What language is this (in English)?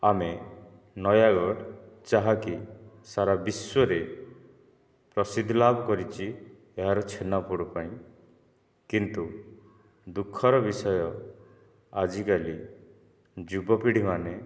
Odia